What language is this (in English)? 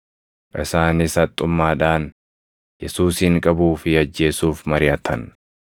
Oromo